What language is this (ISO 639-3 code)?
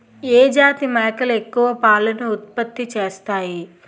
tel